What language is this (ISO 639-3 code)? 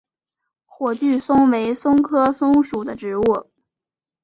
zho